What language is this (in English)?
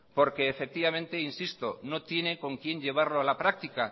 Spanish